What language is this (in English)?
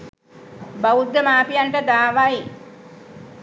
Sinhala